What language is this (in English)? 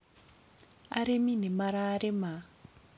Kikuyu